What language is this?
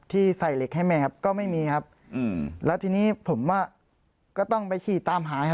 Thai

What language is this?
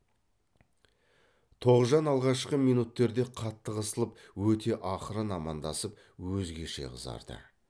Kazakh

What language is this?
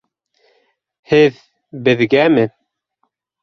Bashkir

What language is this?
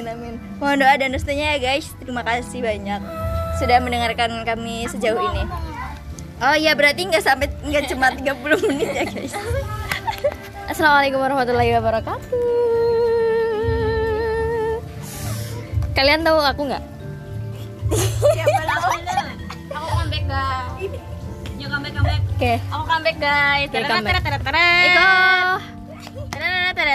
Indonesian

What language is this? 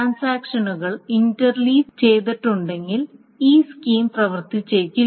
Malayalam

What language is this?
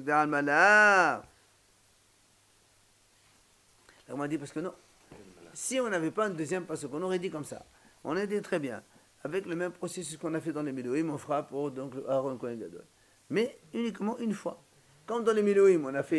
French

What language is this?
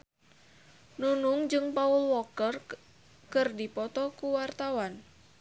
Sundanese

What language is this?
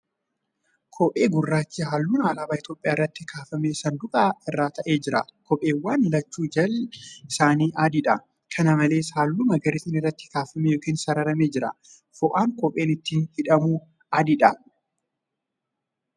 Oromo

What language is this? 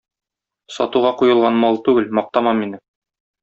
Tatar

